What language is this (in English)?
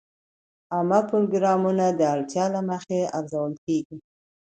Pashto